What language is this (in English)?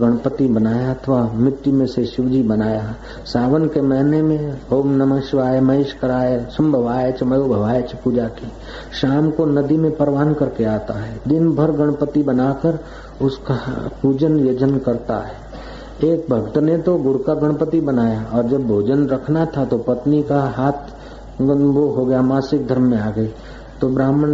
Hindi